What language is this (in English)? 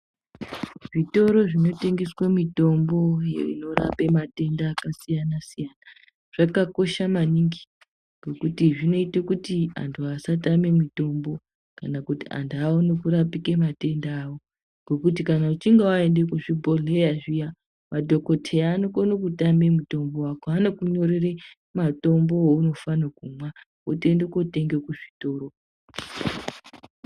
Ndau